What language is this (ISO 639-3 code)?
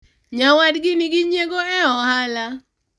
luo